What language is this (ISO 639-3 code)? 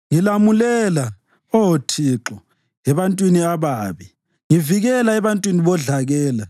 nde